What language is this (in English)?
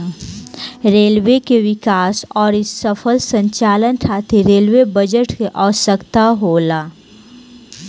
Bhojpuri